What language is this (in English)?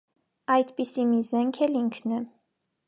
Armenian